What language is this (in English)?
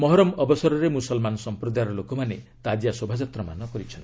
Odia